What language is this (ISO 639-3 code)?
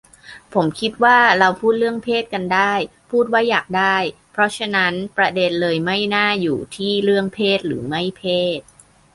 tha